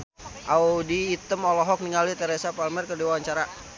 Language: Sundanese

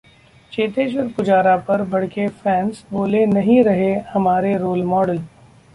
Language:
Hindi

